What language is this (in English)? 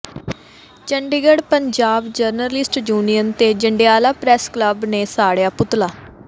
Punjabi